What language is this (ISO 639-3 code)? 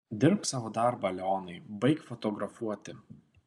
lit